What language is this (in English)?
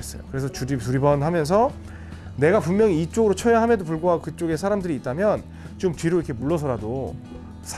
Korean